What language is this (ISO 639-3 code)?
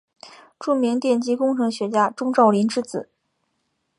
zho